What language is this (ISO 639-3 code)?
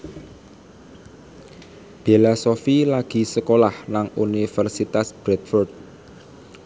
jav